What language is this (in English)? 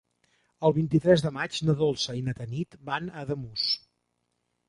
Catalan